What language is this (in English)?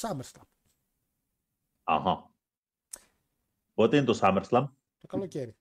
Greek